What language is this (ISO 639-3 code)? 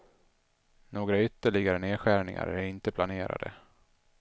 swe